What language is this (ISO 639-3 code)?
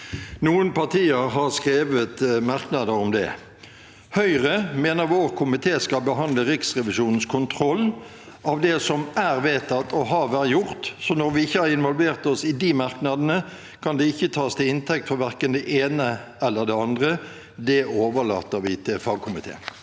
nor